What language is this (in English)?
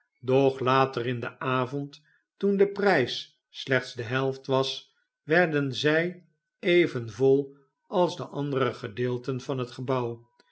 Dutch